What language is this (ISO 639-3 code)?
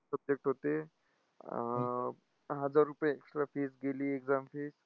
mar